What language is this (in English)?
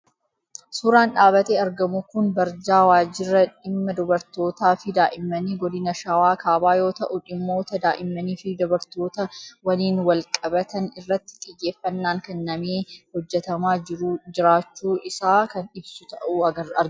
Oromo